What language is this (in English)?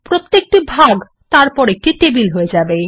Bangla